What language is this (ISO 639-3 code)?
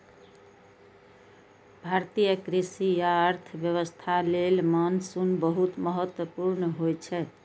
mai